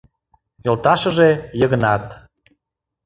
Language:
Mari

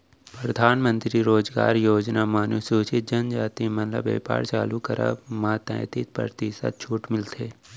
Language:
Chhattisgarhi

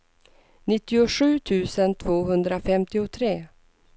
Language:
Swedish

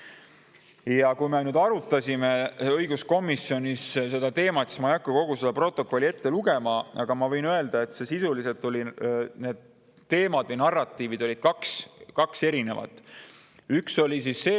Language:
Estonian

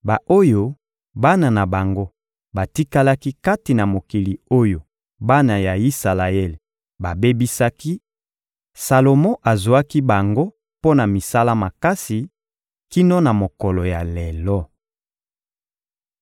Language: Lingala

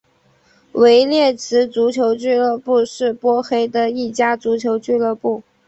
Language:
Chinese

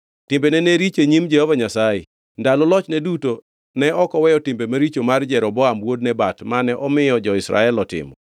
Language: Luo (Kenya and Tanzania)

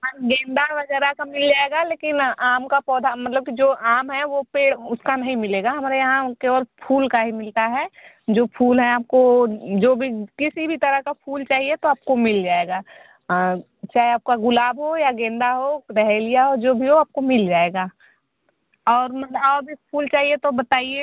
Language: Hindi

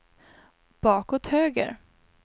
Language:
Swedish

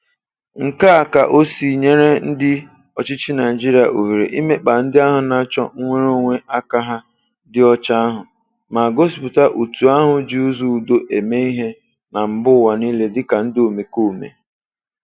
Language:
Igbo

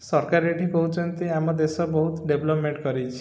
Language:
Odia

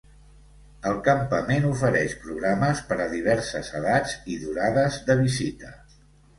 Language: Catalan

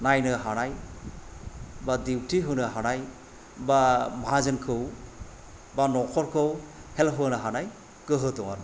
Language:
Bodo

